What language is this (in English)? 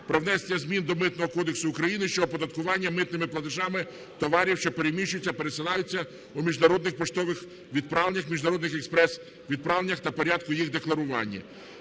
Ukrainian